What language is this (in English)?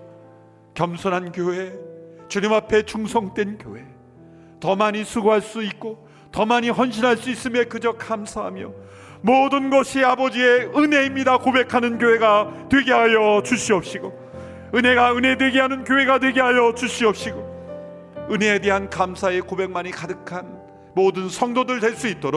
Korean